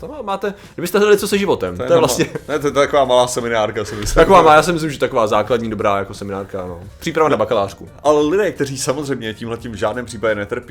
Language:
Czech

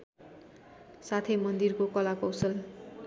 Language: Nepali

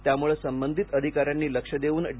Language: Marathi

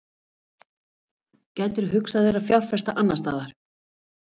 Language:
Icelandic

